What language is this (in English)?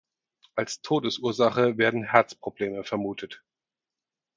German